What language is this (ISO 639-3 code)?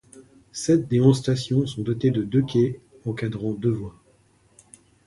fra